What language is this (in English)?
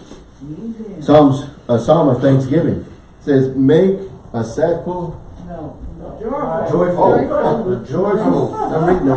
English